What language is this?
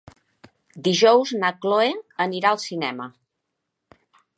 Catalan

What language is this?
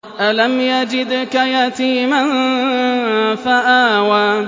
Arabic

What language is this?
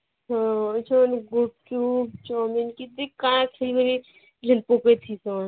Odia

